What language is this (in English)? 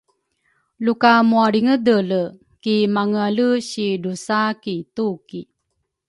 Rukai